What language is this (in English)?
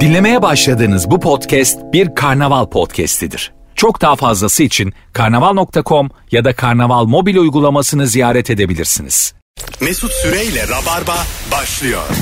Turkish